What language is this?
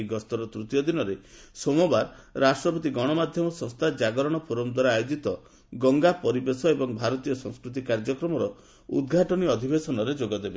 Odia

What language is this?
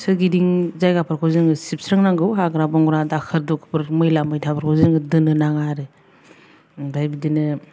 Bodo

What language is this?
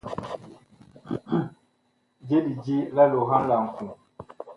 Bakoko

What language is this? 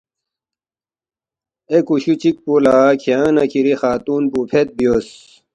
Balti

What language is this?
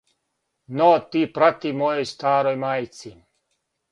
Serbian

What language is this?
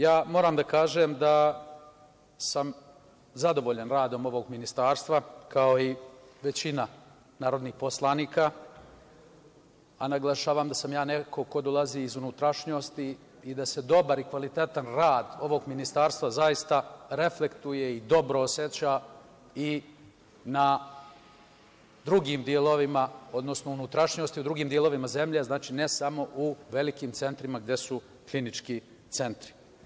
Serbian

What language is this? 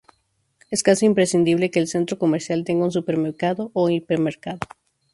Spanish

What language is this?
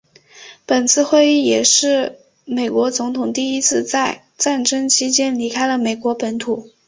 Chinese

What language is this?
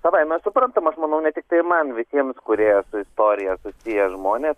Lithuanian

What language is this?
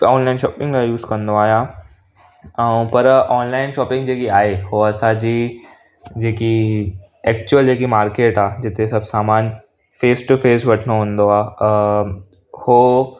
Sindhi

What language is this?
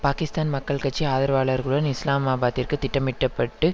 Tamil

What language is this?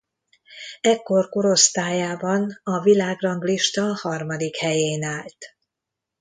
Hungarian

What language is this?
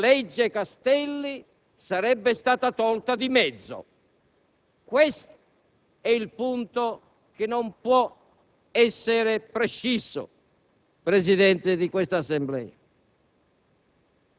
Italian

